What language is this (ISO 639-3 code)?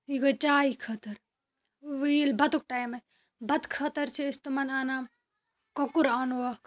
kas